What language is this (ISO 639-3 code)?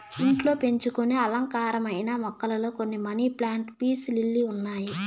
tel